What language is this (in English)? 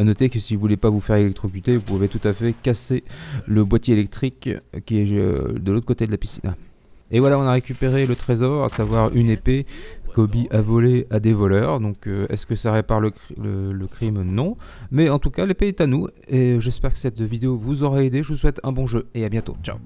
French